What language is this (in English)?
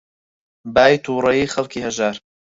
Central Kurdish